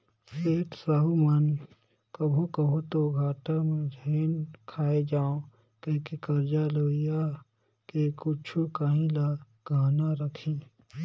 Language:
Chhattisgarhi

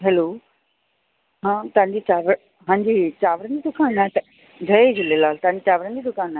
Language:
Sindhi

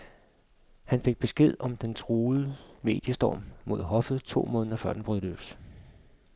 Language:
Danish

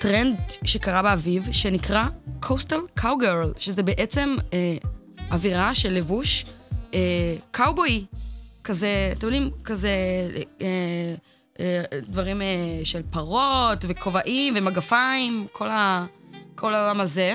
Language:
Hebrew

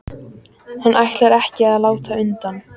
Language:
Icelandic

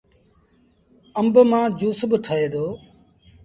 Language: Sindhi Bhil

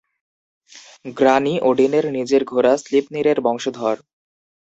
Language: Bangla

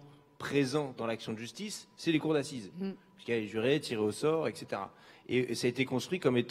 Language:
French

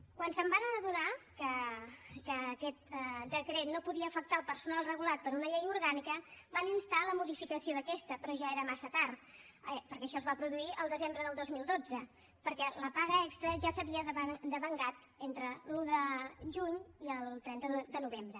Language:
Catalan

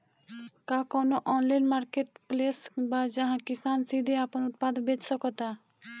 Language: Bhojpuri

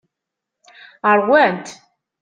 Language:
Kabyle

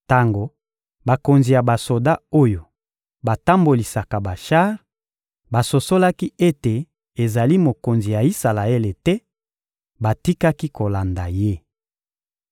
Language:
Lingala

